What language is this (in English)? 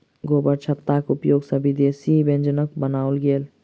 Maithili